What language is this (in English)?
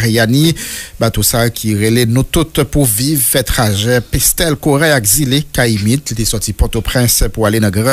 French